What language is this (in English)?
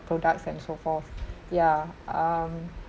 English